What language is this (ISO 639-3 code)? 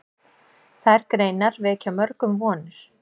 isl